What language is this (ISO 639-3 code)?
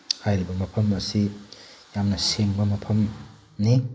mni